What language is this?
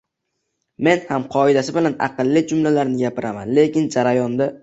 Uzbek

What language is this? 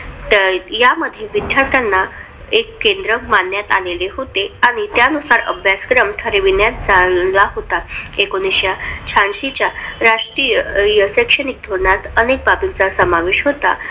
Marathi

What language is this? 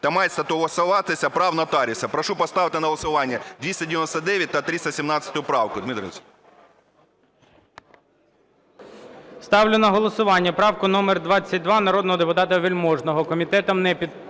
Ukrainian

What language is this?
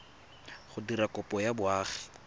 Tswana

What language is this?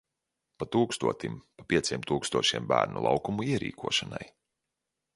Latvian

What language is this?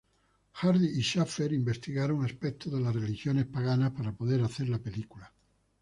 Spanish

